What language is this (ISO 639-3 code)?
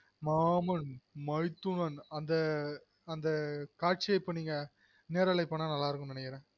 tam